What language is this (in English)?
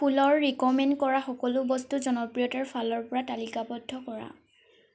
Assamese